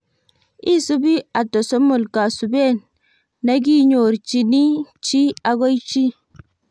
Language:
Kalenjin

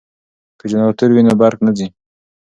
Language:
Pashto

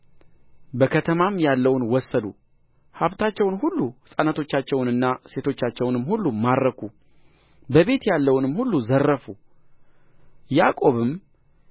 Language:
Amharic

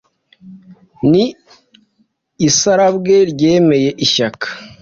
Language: Kinyarwanda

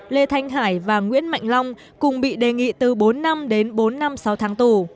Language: Vietnamese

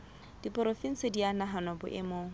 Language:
Southern Sotho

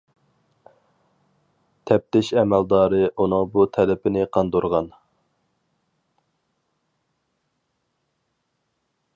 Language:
Uyghur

